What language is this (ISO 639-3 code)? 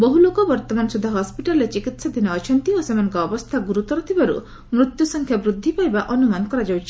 ori